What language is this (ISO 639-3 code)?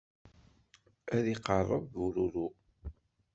kab